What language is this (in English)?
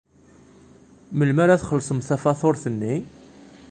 Kabyle